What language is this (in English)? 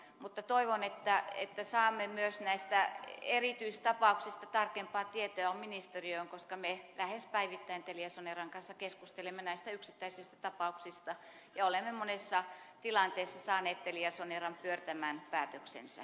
Finnish